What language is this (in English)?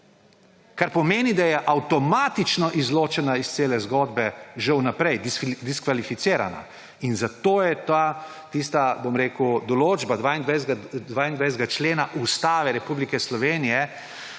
Slovenian